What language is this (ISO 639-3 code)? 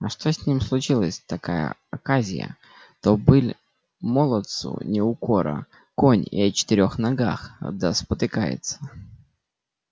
rus